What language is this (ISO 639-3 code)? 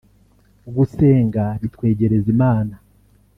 kin